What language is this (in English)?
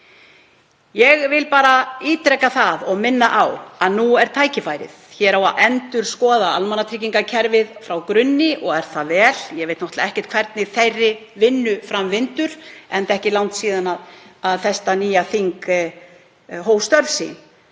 Icelandic